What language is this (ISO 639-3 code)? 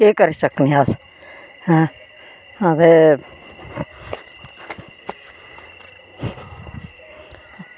doi